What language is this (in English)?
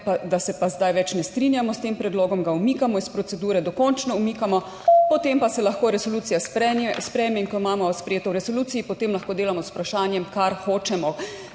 Slovenian